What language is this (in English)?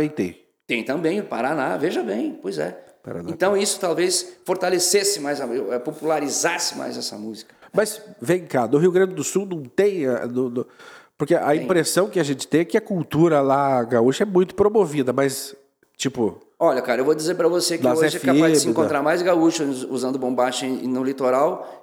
Portuguese